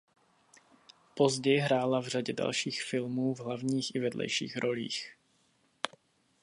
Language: Czech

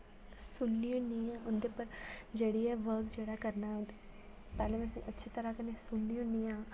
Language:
Dogri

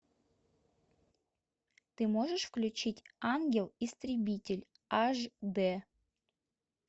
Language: Russian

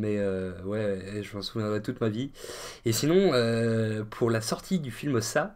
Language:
French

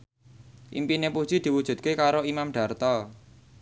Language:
Javanese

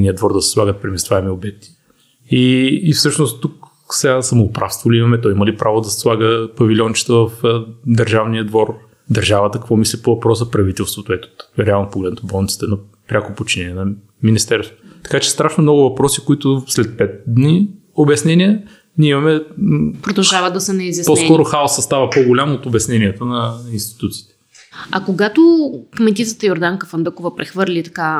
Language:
Bulgarian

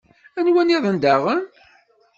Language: Kabyle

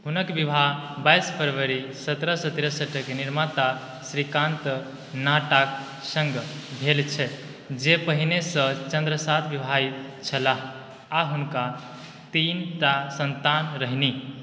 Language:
Maithili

